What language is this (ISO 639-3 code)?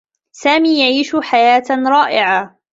ara